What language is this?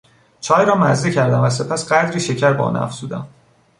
Persian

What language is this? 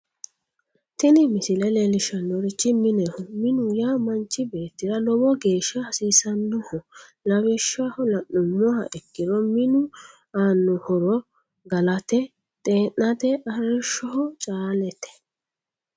Sidamo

